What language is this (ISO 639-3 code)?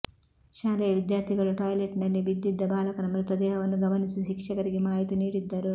kan